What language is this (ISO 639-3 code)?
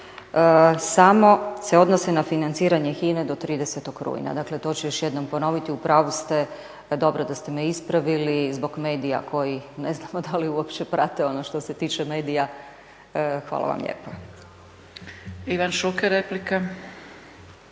hrv